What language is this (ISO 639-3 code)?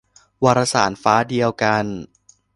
tha